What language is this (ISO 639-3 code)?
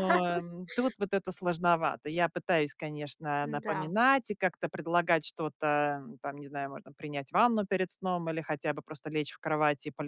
rus